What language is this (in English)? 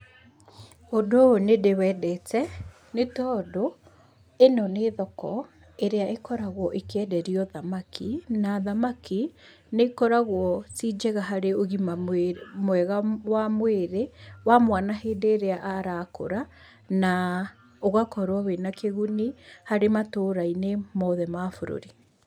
Kikuyu